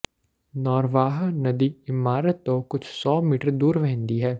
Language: Punjabi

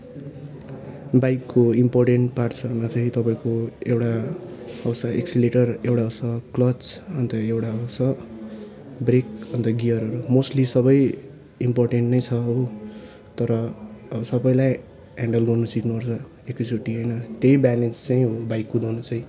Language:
Nepali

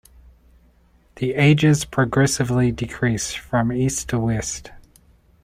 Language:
English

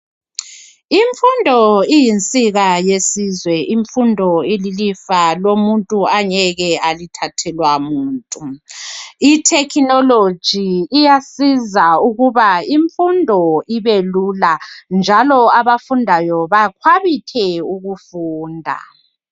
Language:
North Ndebele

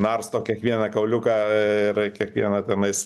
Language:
Lithuanian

